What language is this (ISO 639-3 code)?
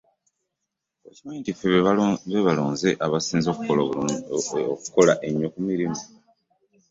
lug